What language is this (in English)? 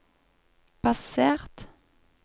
Norwegian